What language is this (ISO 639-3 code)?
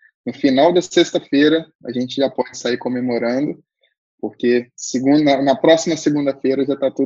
por